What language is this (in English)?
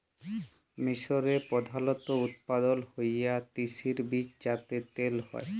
Bangla